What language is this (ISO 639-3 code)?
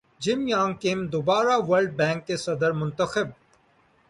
urd